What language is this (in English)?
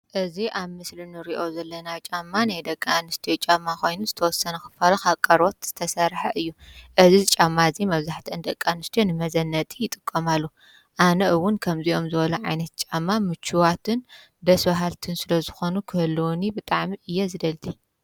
Tigrinya